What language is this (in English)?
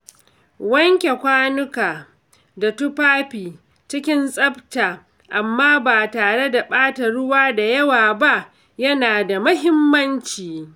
Hausa